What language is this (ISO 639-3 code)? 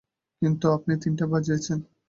ben